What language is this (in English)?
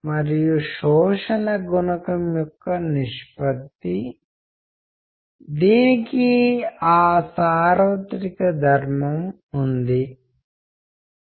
Telugu